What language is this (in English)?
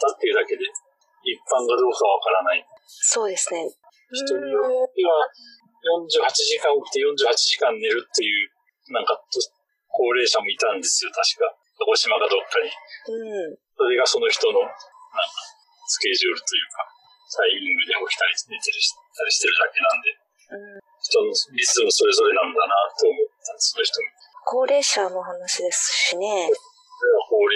Japanese